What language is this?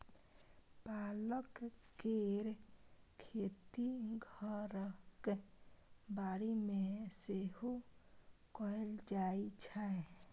Maithili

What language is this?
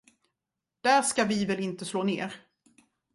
Swedish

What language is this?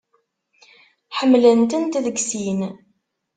Kabyle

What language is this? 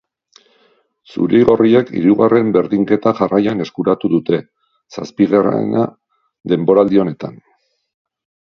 Basque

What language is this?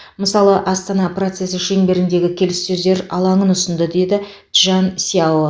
Kazakh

